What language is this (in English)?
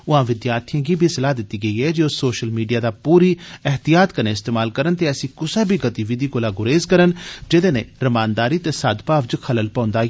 Dogri